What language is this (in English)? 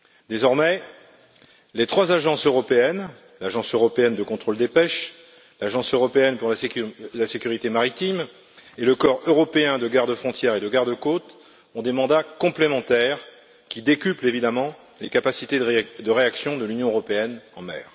French